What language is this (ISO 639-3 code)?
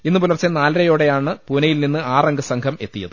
mal